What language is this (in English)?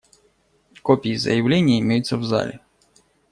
Russian